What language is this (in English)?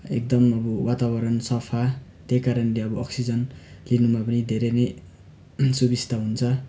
Nepali